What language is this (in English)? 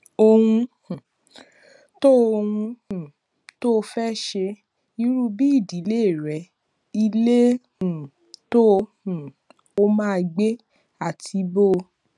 Yoruba